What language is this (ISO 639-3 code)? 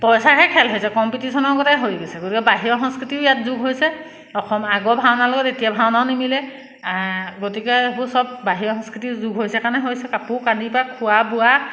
asm